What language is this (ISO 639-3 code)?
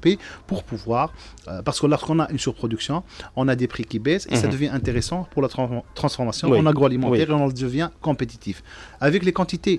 fra